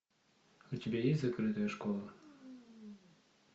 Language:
Russian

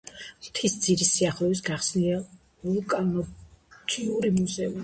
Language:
Georgian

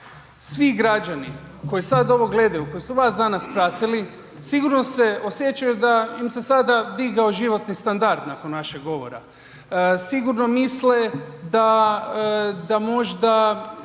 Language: Croatian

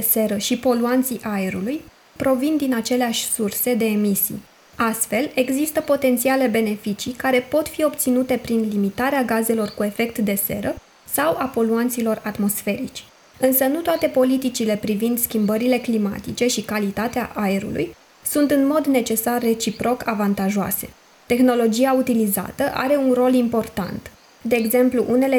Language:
Romanian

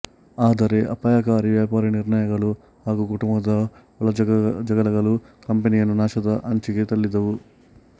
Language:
Kannada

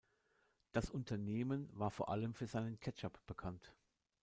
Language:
German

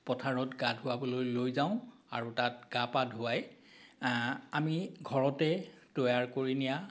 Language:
Assamese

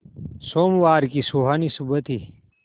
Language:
Hindi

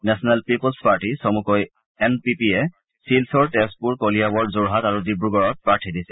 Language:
Assamese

